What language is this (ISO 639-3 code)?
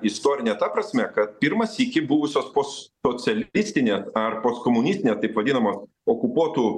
lit